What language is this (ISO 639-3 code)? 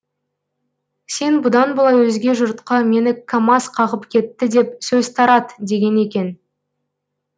kaz